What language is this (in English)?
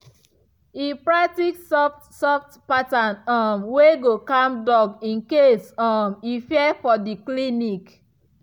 Nigerian Pidgin